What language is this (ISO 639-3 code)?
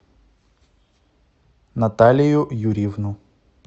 rus